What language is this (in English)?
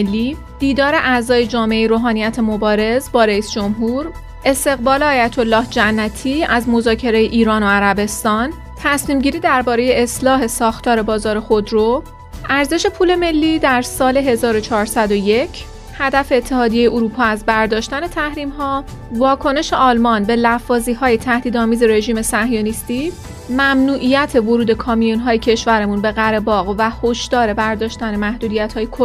Persian